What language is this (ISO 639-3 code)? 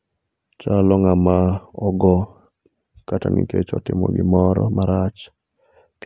luo